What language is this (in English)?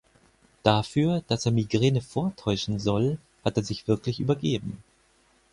German